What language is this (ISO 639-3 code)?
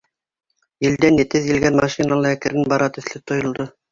bak